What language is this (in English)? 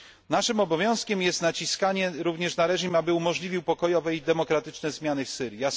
Polish